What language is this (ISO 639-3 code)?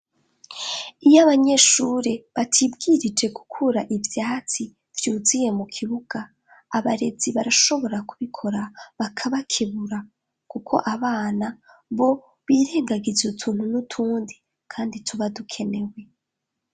run